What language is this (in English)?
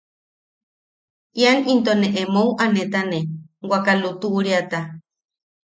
Yaqui